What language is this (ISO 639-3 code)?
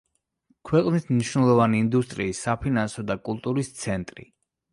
kat